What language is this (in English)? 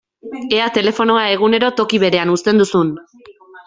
Basque